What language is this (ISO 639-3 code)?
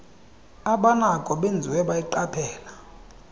xho